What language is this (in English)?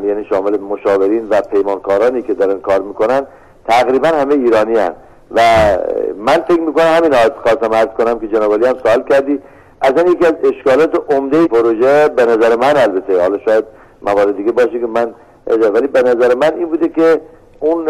Persian